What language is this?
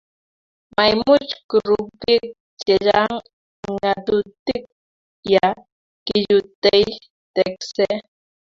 Kalenjin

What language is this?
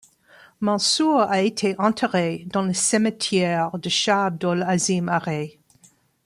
French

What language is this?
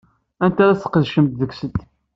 Kabyle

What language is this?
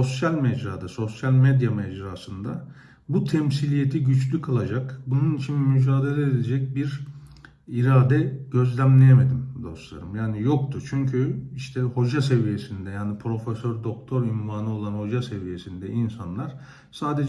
Turkish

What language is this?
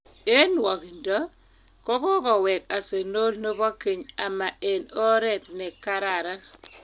Kalenjin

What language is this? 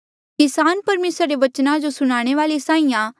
Mandeali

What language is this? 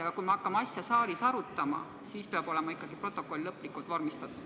Estonian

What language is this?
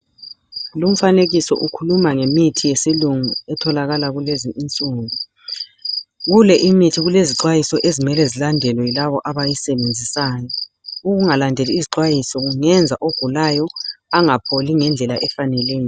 North Ndebele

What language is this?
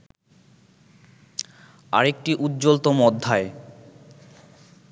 Bangla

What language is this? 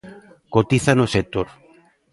Galician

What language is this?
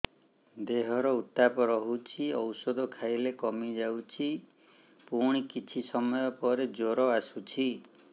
Odia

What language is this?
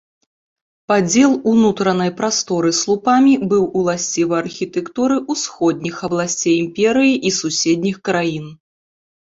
Belarusian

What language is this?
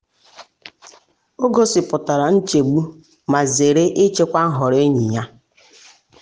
Igbo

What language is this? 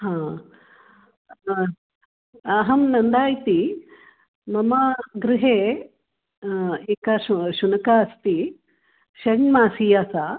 Sanskrit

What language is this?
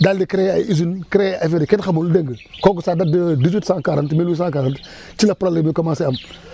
Wolof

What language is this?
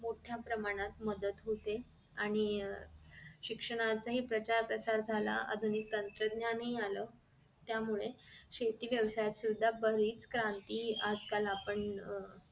Marathi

